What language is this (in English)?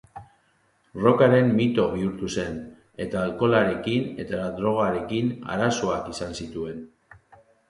Basque